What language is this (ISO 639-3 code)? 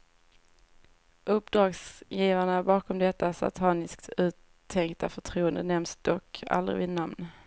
swe